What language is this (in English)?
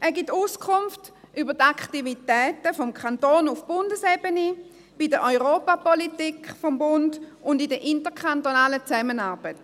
Swiss German